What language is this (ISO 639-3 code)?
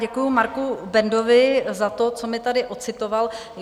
ces